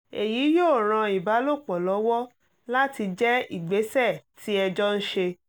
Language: Yoruba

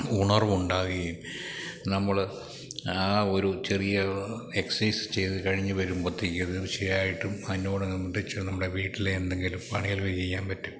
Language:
Malayalam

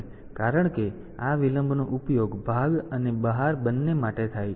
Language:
Gujarati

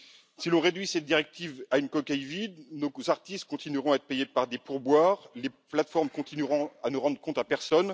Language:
French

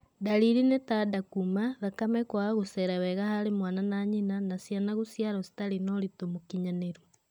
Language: Kikuyu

